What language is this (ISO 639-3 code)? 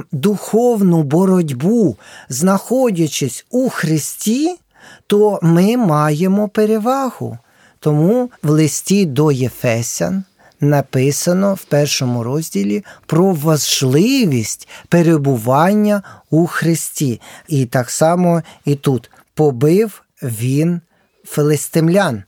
ukr